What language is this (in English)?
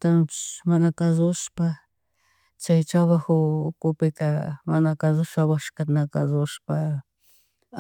Chimborazo Highland Quichua